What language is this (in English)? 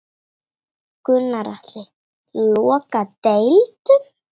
Icelandic